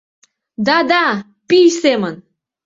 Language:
Mari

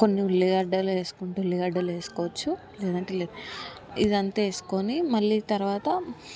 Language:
Telugu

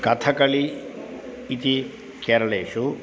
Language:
Sanskrit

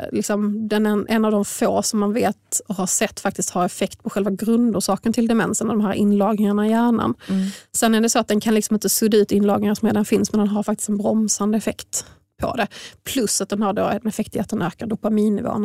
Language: Swedish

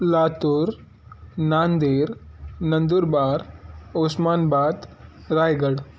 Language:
Sindhi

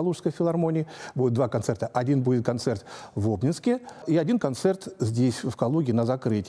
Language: Russian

